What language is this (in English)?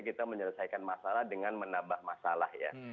Indonesian